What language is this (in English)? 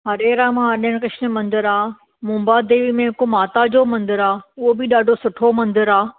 Sindhi